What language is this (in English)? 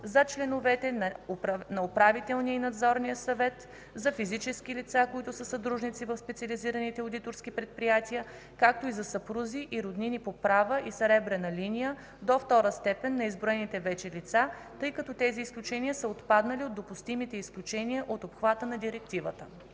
Bulgarian